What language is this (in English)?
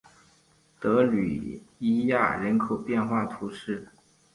Chinese